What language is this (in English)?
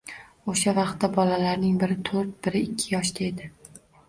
Uzbek